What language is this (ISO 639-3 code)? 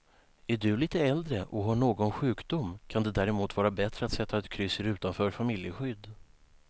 swe